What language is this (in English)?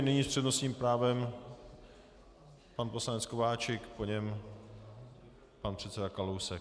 Czech